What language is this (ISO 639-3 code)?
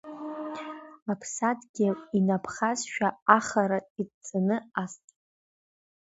abk